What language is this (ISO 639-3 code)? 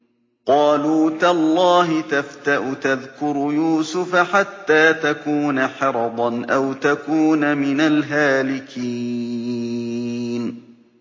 ara